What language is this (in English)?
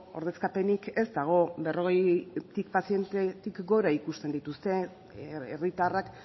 Basque